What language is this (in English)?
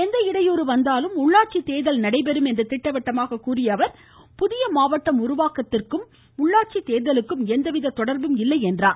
Tamil